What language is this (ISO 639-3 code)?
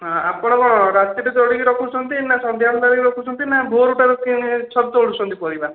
ori